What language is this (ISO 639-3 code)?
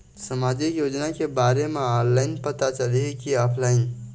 hne